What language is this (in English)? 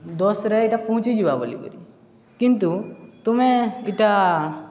Odia